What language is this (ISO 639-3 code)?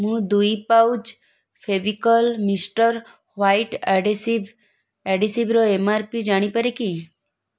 ori